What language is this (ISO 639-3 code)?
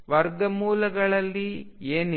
kan